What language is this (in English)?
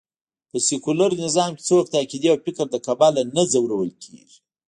Pashto